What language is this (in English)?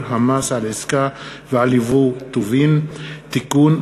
Hebrew